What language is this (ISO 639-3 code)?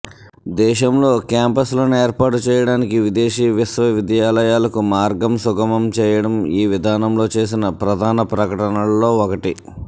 tel